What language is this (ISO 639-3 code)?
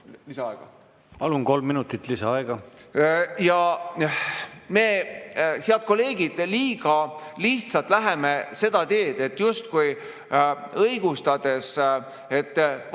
est